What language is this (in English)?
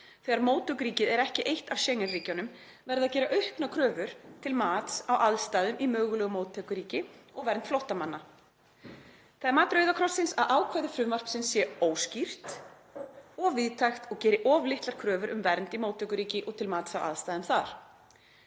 Icelandic